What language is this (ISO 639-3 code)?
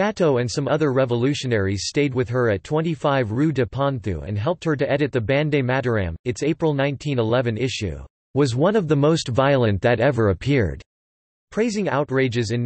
eng